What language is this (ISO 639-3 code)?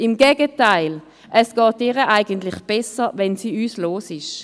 gsw